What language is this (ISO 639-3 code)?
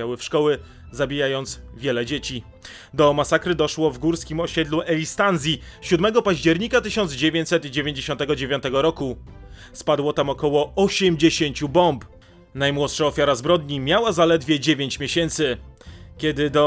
pol